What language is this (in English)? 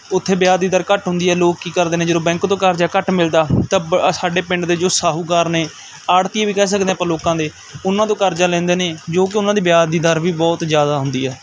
Punjabi